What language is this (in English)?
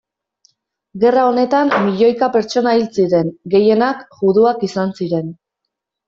Basque